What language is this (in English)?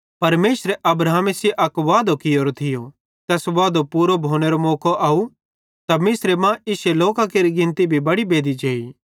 Bhadrawahi